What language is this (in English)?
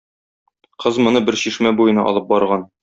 Tatar